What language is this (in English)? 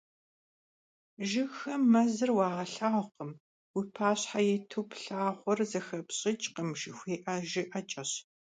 Kabardian